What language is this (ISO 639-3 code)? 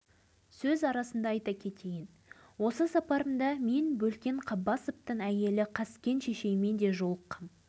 kaz